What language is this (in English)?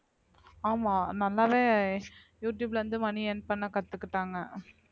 Tamil